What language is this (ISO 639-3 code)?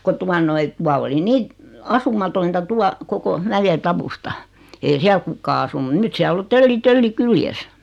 fin